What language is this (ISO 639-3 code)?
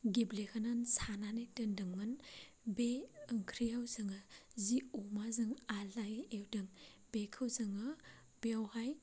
brx